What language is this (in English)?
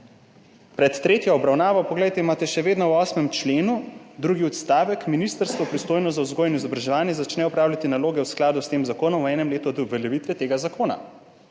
Slovenian